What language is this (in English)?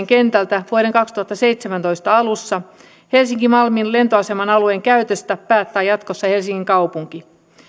Finnish